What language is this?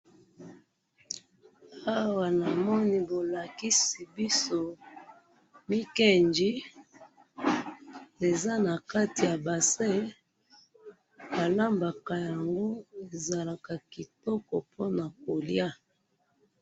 Lingala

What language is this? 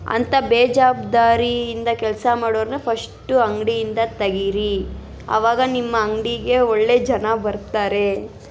Kannada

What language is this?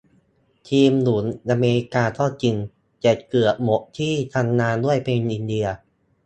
Thai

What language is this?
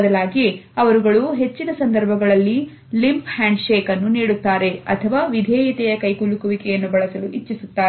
Kannada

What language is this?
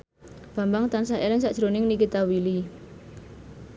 Javanese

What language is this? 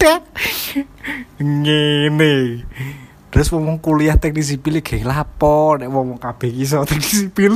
Indonesian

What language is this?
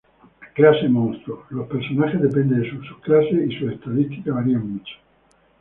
Spanish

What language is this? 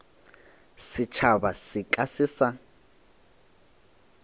Northern Sotho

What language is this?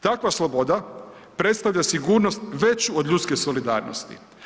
Croatian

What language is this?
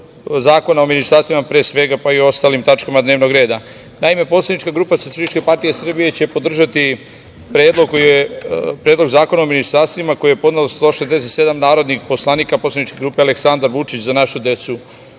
Serbian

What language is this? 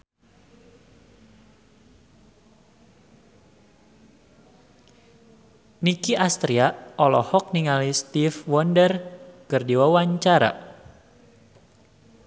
Sundanese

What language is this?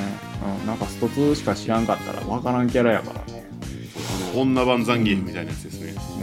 Japanese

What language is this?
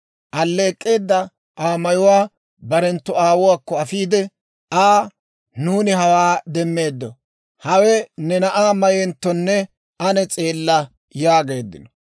Dawro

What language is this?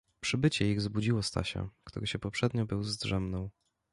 Polish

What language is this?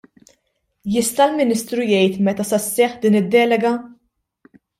Maltese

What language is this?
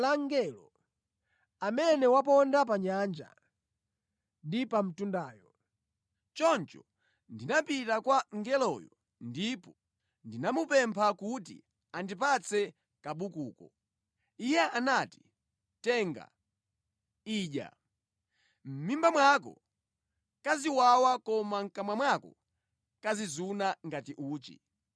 Nyanja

